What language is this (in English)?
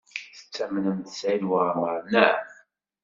Kabyle